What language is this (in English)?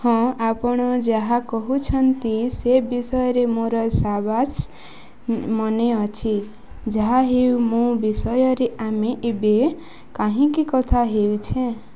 Odia